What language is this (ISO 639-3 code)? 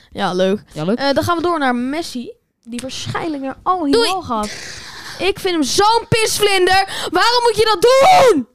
nld